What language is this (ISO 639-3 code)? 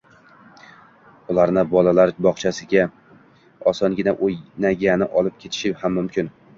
uzb